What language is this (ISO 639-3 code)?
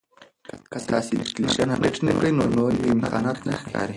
pus